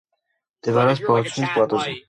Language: Georgian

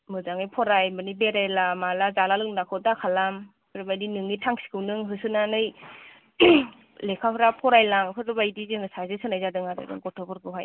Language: Bodo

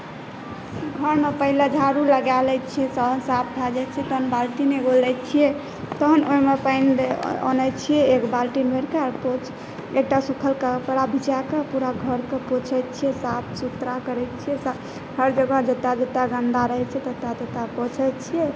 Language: Maithili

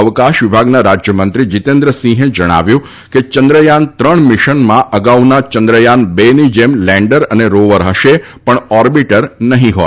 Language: Gujarati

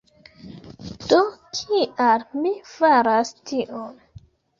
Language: Esperanto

